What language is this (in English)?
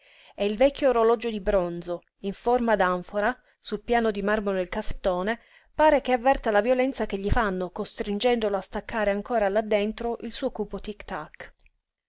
Italian